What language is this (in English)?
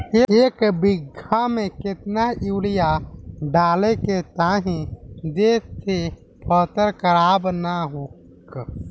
Bhojpuri